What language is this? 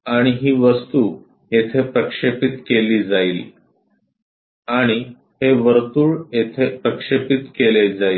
Marathi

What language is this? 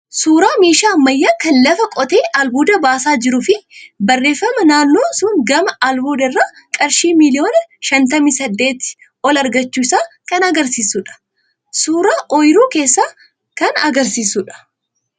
Oromo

